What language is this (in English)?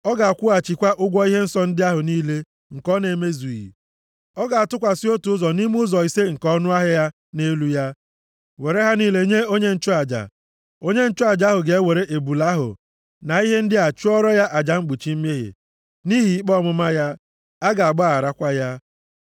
Igbo